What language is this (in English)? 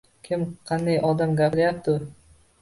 Uzbek